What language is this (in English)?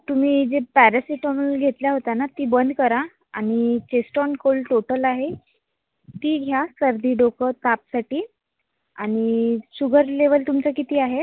Marathi